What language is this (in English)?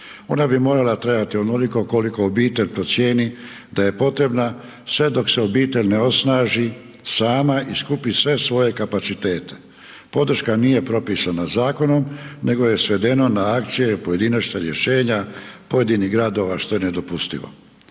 Croatian